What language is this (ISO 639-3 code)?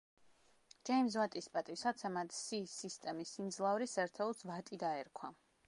kat